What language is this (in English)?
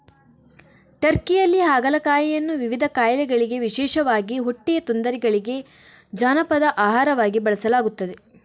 Kannada